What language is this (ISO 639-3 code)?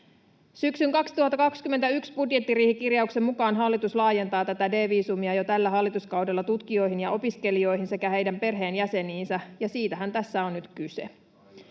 fin